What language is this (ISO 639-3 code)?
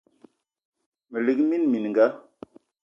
eto